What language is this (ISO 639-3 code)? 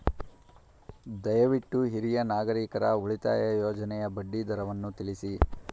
kan